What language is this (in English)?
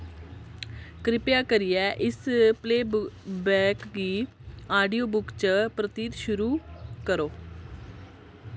Dogri